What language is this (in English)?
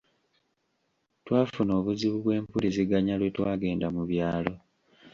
Ganda